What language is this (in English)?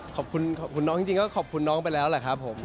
Thai